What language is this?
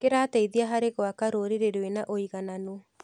Kikuyu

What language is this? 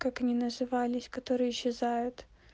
Russian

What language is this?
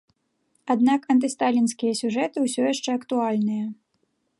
Belarusian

